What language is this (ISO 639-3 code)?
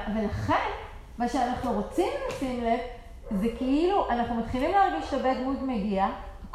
heb